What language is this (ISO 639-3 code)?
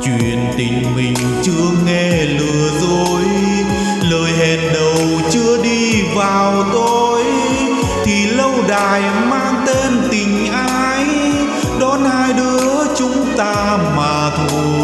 vie